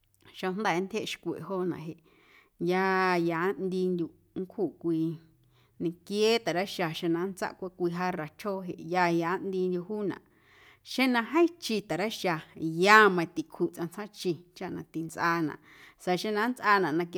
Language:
Guerrero Amuzgo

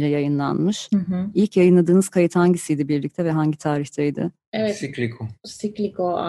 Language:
Turkish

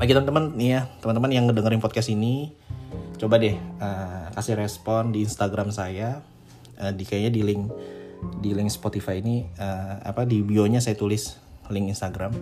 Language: Indonesian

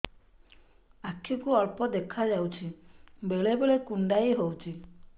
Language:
Odia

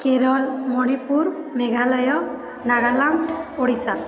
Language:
Odia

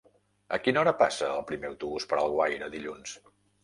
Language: Catalan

